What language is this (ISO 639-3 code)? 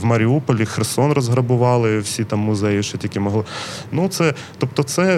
ukr